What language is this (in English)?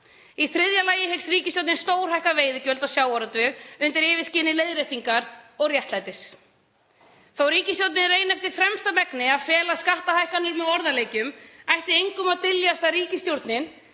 Icelandic